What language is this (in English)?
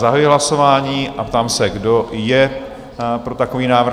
Czech